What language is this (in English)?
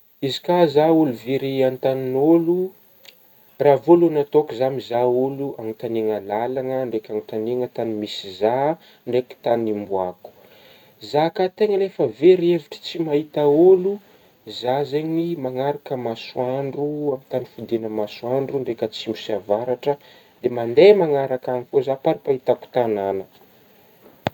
Northern Betsimisaraka Malagasy